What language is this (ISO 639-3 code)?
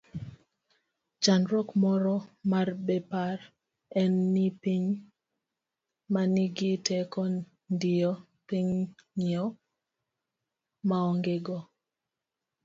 luo